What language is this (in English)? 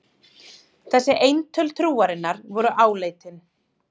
Icelandic